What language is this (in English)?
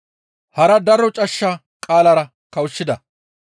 Gamo